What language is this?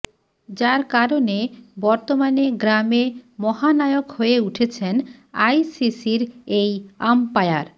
Bangla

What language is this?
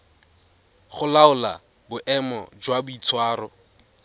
Tswana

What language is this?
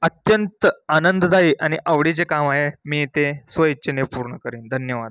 Marathi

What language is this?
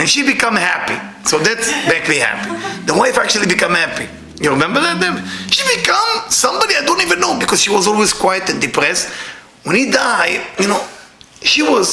English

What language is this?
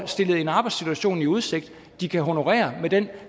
Danish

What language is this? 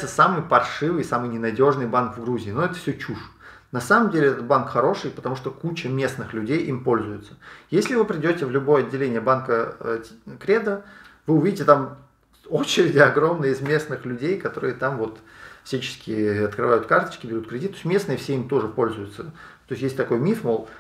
Russian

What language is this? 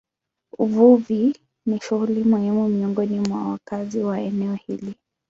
Swahili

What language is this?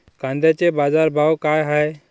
Marathi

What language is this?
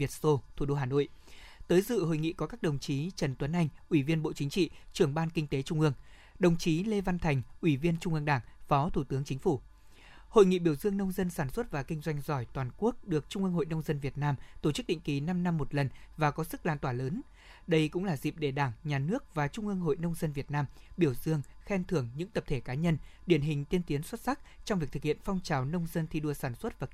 Vietnamese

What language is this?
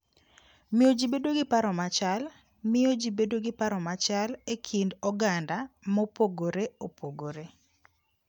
Luo (Kenya and Tanzania)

